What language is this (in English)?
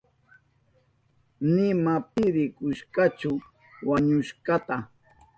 Southern Pastaza Quechua